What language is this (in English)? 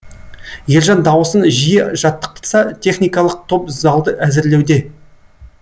Kazakh